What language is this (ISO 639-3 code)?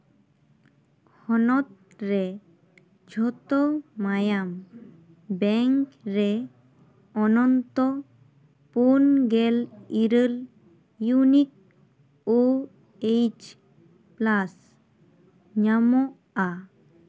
sat